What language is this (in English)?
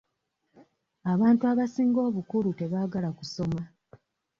Ganda